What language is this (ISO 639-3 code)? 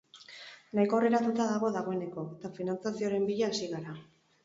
eus